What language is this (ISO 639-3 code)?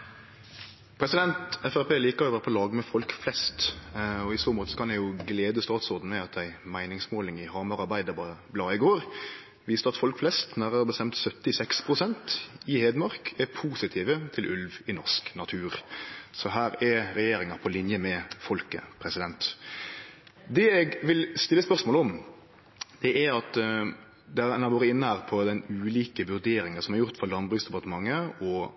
nno